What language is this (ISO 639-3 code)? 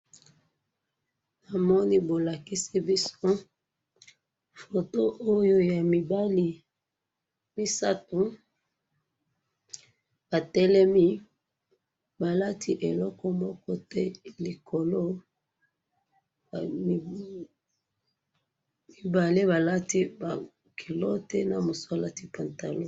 lin